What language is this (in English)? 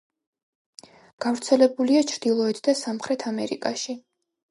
Georgian